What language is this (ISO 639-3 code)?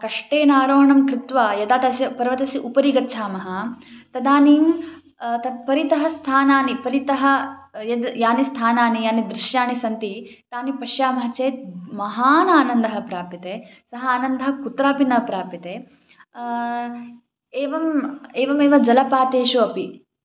san